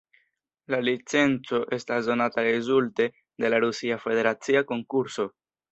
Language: Esperanto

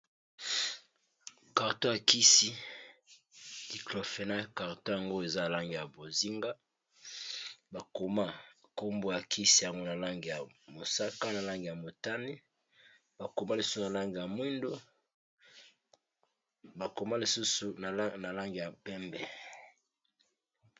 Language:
Lingala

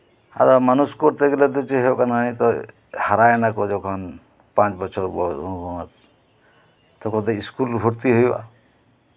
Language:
Santali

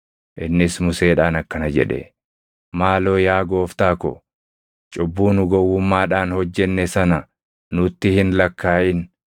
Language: Oromo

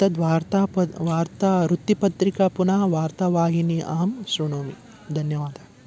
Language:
Sanskrit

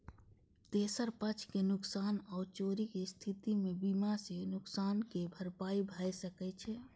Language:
Maithili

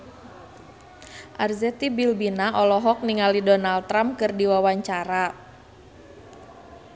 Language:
Sundanese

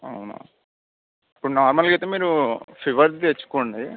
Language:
Telugu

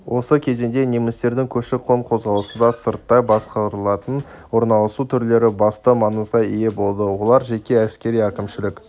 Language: Kazakh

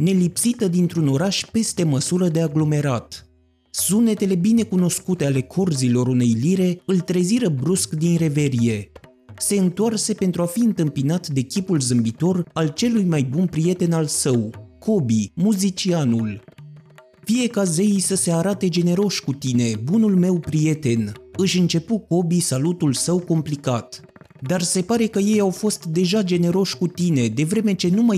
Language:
Romanian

